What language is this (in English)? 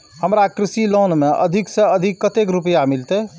Maithili